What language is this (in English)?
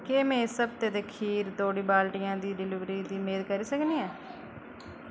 Dogri